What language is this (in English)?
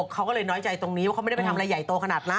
Thai